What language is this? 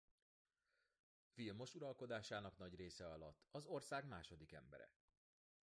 Hungarian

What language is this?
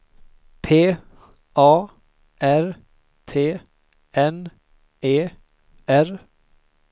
Swedish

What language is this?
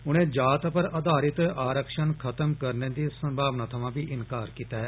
Dogri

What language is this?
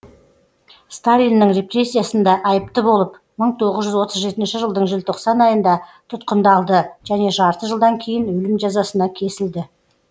Kazakh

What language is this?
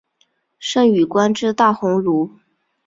Chinese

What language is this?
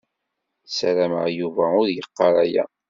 Kabyle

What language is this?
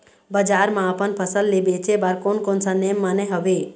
Chhattisgarhi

